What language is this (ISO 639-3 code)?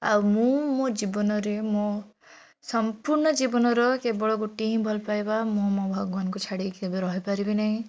ori